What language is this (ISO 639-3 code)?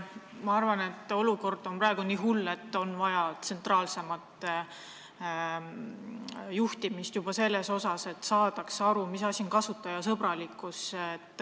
est